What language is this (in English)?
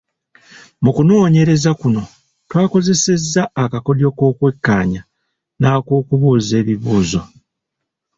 Ganda